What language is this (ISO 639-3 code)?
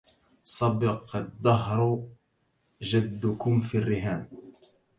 ara